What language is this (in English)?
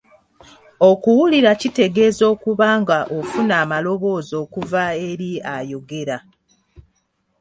Ganda